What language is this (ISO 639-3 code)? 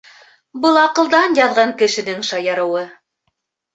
bak